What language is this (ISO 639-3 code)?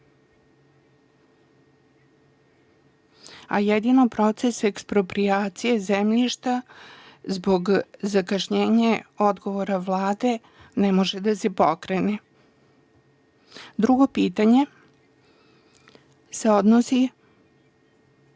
srp